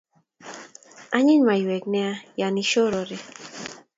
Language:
Kalenjin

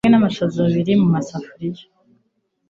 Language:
Kinyarwanda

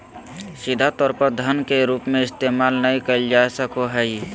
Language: Magahi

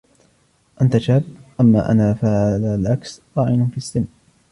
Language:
Arabic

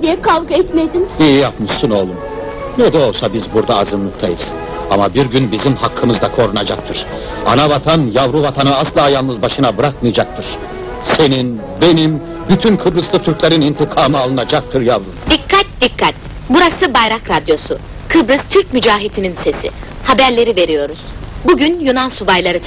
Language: Turkish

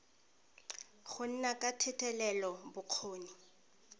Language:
Tswana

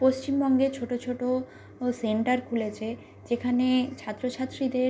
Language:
Bangla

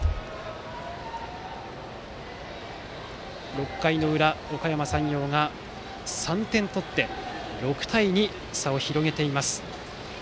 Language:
Japanese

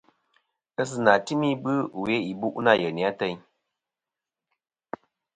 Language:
Kom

